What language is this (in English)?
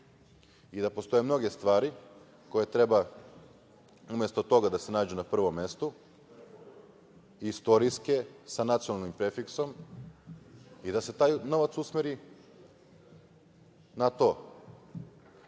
Serbian